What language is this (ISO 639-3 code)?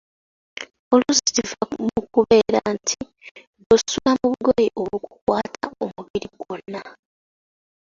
lug